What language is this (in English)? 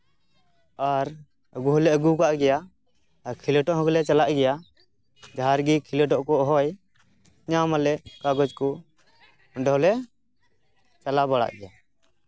Santali